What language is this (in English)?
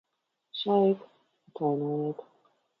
Latvian